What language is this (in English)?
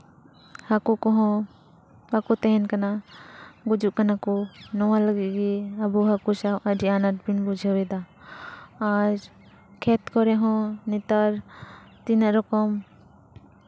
Santali